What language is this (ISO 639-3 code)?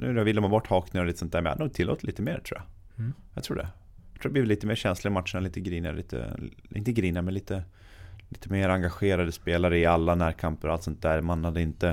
swe